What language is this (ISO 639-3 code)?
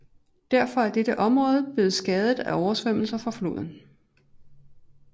dan